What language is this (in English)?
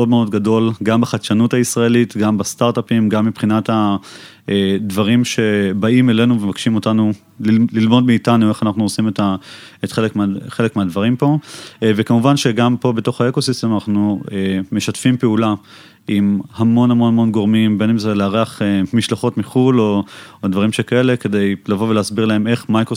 Hebrew